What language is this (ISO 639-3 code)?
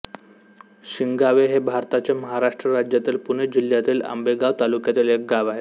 mar